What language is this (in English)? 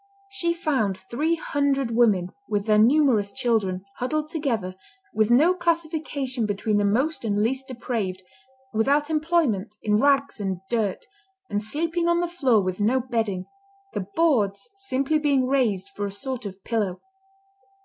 English